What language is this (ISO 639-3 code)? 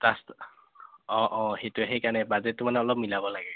asm